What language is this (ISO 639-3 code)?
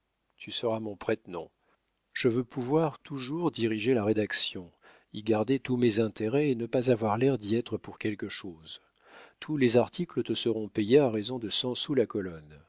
fra